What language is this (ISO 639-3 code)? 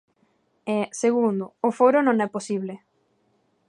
glg